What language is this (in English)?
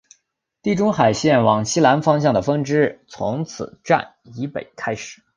Chinese